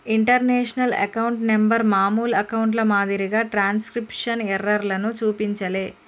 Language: Telugu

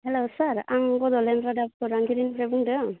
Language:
Bodo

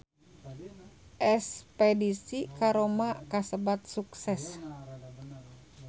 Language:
Sundanese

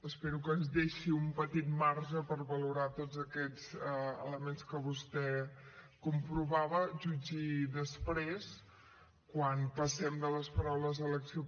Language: Catalan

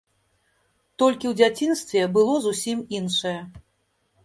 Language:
Belarusian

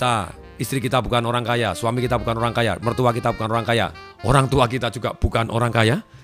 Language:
Indonesian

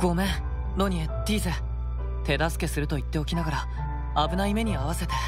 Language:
Japanese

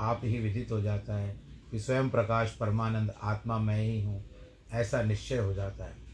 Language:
Hindi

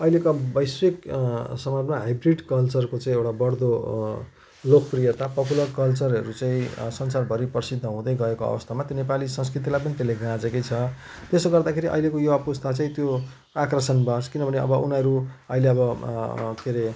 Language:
Nepali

